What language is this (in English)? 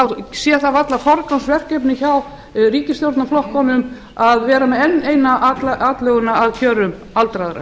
Icelandic